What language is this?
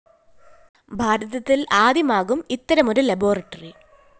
Malayalam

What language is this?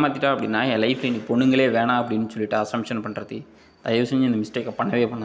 Tamil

